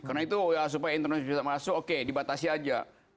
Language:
Indonesian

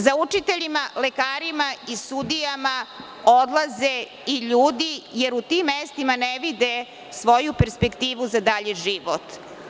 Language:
Serbian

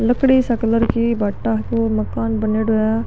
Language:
Marwari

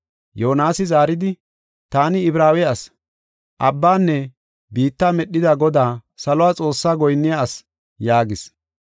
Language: Gofa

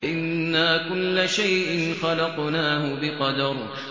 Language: Arabic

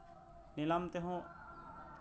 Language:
Santali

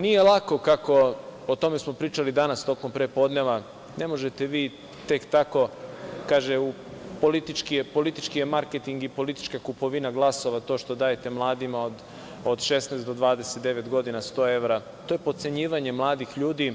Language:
Serbian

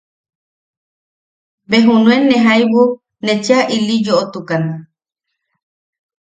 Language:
Yaqui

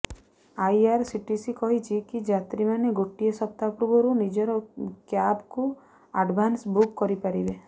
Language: Odia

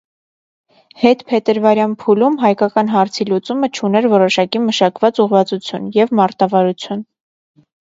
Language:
Armenian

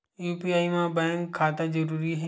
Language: Chhattisgarhi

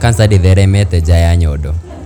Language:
Kikuyu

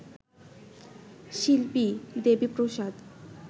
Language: Bangla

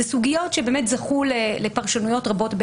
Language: Hebrew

